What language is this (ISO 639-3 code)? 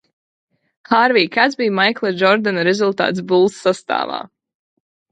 lav